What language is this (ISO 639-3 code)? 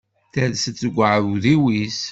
kab